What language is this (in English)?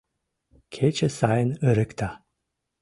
Mari